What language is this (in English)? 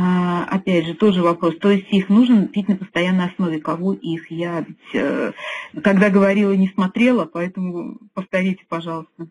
Russian